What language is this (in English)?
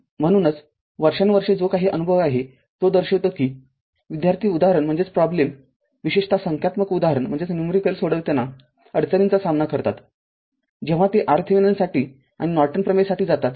Marathi